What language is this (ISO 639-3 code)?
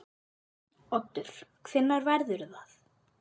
isl